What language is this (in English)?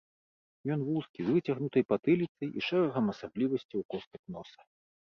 Belarusian